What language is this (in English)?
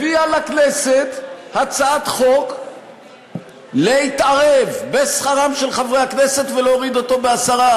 Hebrew